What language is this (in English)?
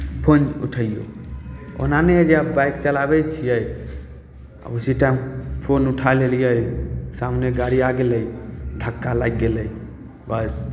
Maithili